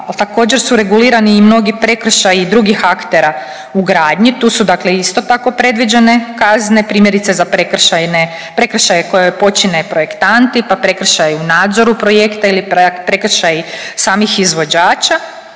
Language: Croatian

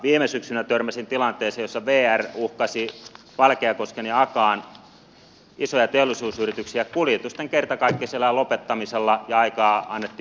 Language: Finnish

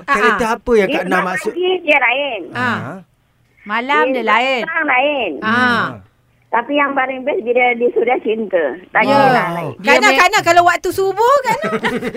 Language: Malay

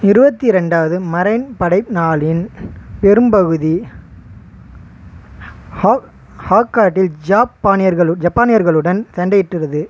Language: Tamil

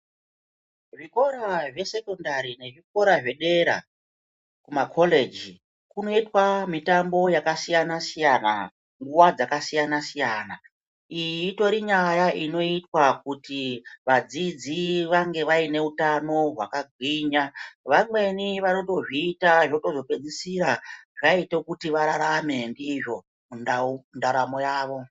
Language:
Ndau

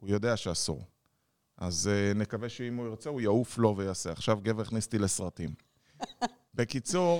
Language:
Hebrew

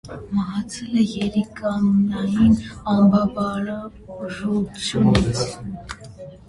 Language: Armenian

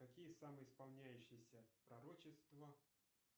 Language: Russian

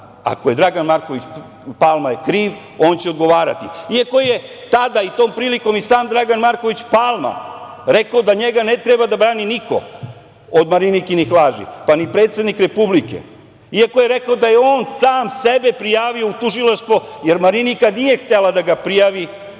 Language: Serbian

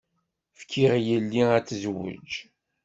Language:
Kabyle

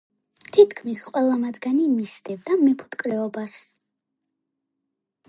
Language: Georgian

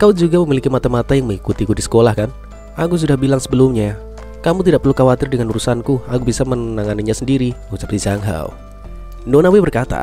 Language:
Indonesian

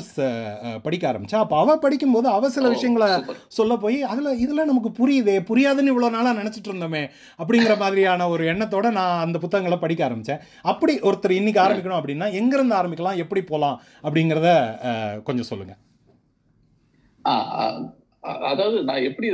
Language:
Tamil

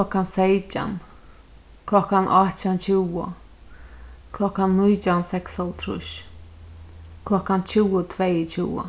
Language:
Faroese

